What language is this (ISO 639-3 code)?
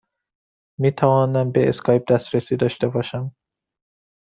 fas